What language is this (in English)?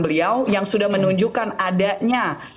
Indonesian